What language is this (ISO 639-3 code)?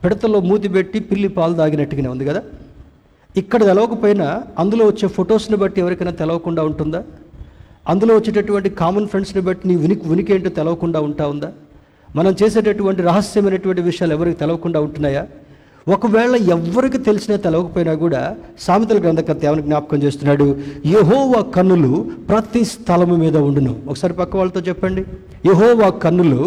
tel